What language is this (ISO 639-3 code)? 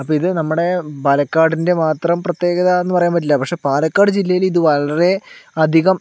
mal